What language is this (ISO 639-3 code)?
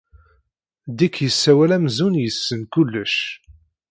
kab